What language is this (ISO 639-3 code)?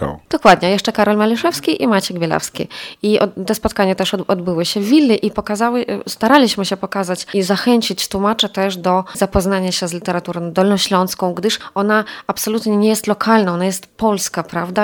pol